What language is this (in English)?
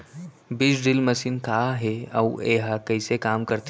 Chhattisgarhi